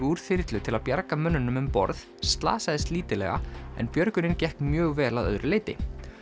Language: Icelandic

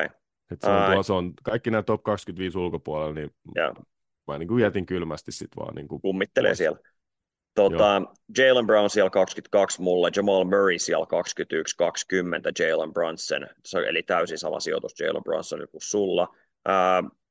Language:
Finnish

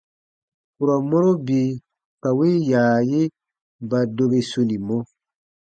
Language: Baatonum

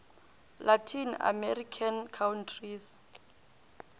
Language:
Northern Sotho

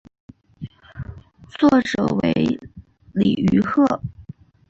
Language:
Chinese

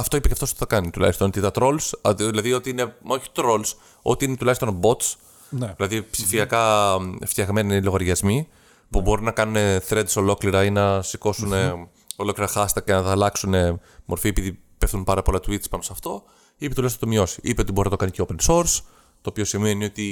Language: Greek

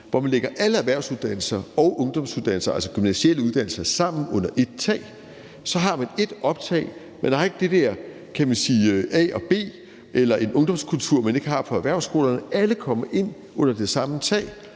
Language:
Danish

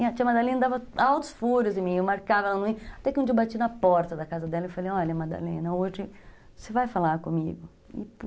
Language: Portuguese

